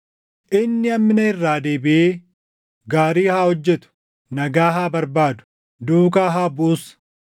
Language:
Oromo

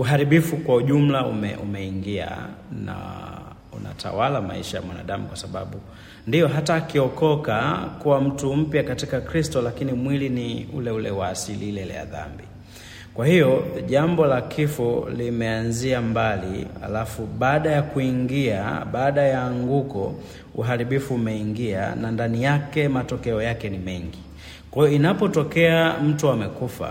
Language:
Swahili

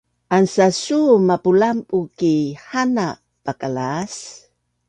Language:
Bunun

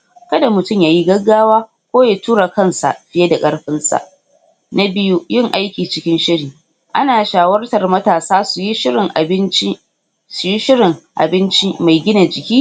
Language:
Hausa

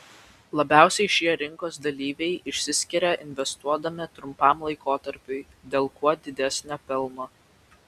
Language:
Lithuanian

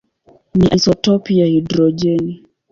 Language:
Swahili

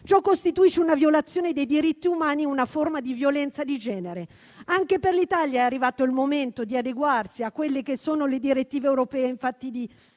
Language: Italian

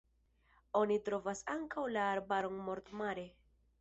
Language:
Esperanto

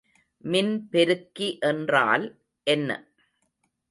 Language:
Tamil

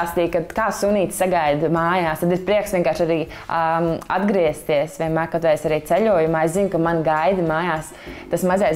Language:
Latvian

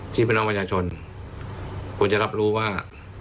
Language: Thai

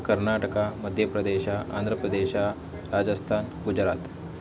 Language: Kannada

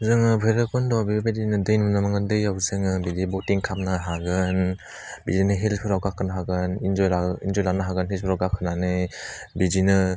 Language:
Bodo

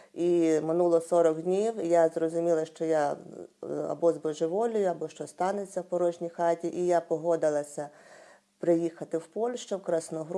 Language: Ukrainian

